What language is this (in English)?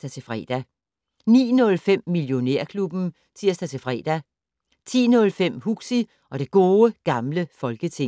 Danish